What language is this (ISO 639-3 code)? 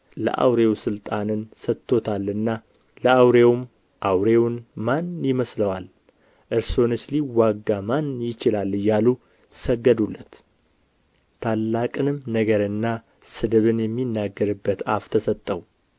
amh